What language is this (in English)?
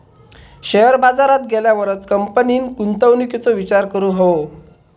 Marathi